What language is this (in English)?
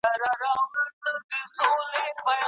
Pashto